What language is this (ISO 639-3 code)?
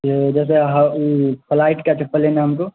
urd